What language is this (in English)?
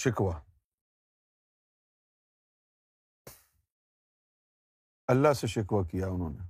Urdu